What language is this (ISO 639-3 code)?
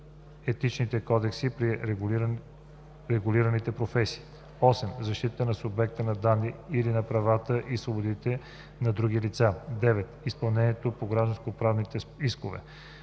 bul